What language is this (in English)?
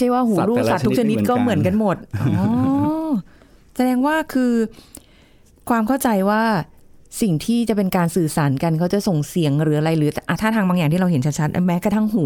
Thai